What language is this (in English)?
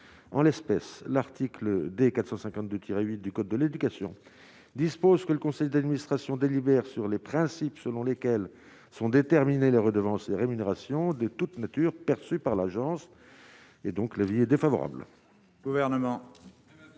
French